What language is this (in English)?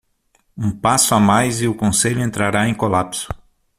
Portuguese